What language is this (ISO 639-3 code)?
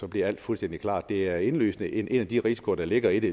dan